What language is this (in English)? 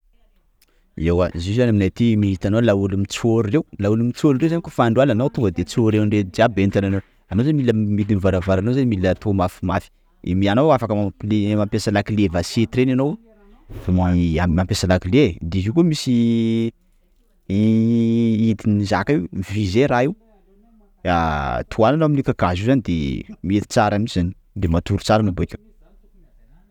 Sakalava Malagasy